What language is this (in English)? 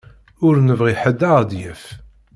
Kabyle